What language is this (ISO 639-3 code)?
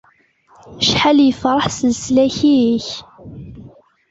kab